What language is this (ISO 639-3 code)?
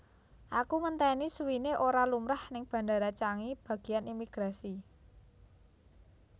jav